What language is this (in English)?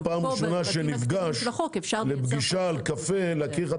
Hebrew